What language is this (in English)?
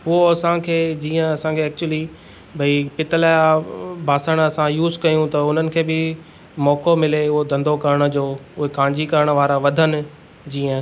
Sindhi